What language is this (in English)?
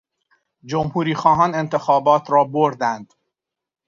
Persian